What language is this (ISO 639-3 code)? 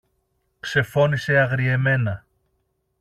ell